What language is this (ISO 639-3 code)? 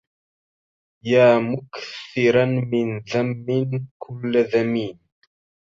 ara